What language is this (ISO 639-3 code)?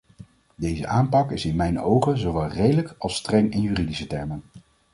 nld